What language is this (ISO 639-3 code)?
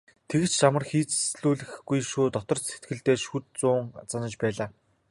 mon